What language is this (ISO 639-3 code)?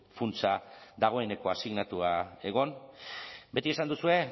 eus